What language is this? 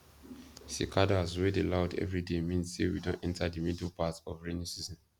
Nigerian Pidgin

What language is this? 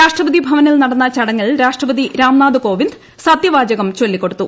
Malayalam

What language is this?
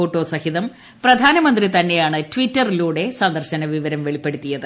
Malayalam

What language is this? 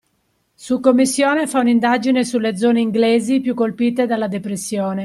Italian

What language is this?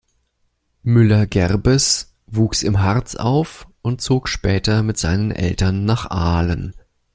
German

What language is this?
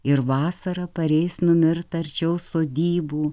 Lithuanian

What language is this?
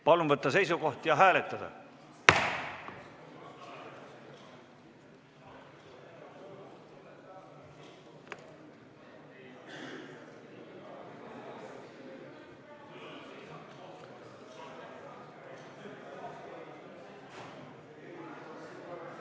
Estonian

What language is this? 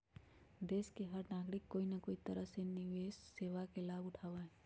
Magahi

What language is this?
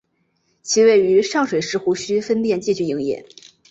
Chinese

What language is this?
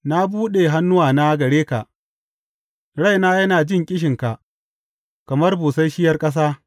Hausa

